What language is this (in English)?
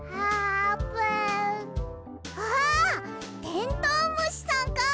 Japanese